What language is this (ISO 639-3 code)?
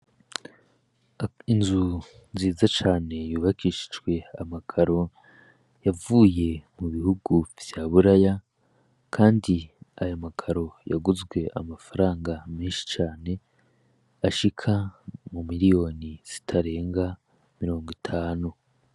run